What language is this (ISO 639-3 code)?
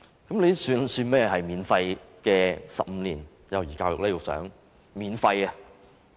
yue